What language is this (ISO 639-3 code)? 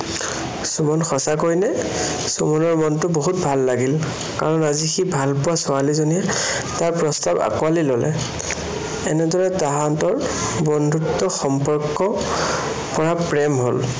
asm